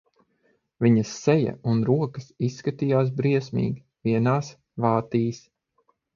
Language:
Latvian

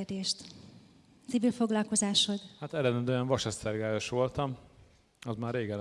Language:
Hungarian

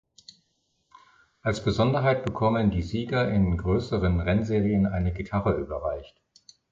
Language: German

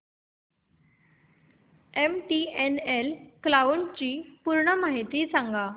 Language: Marathi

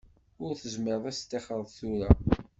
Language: Kabyle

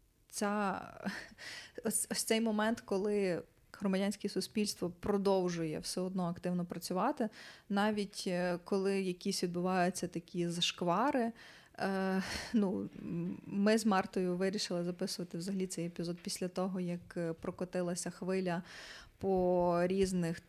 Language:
Ukrainian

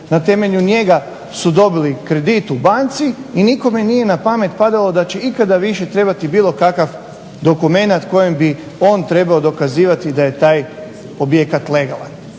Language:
Croatian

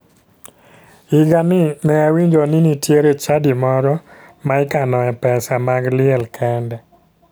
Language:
Luo (Kenya and Tanzania)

